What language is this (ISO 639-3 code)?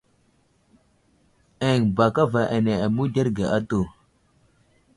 udl